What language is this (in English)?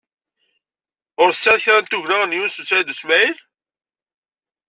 Kabyle